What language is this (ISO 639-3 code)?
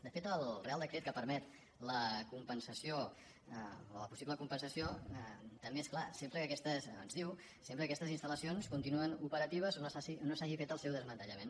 cat